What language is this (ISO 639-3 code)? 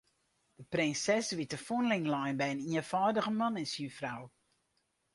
fry